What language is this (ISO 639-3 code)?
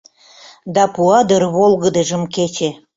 chm